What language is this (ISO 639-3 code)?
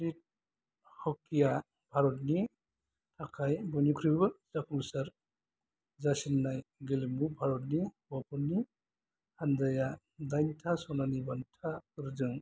brx